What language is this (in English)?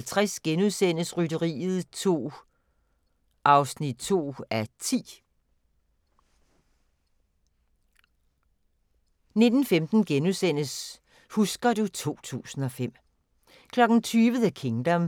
Danish